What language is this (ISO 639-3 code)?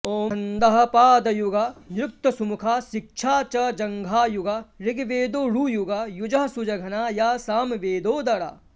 san